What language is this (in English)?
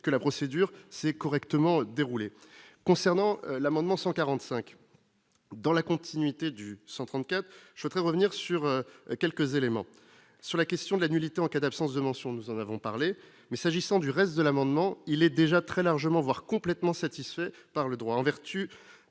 French